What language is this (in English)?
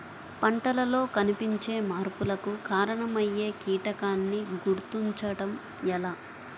Telugu